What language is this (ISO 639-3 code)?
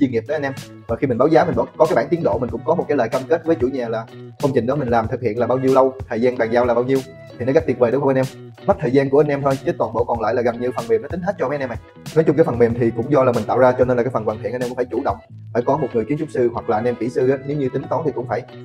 vie